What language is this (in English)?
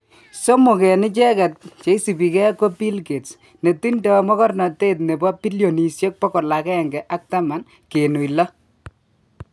Kalenjin